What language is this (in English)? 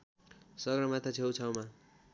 Nepali